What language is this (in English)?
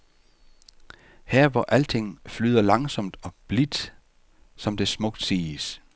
Danish